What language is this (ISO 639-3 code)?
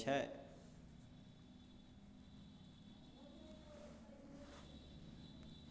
mai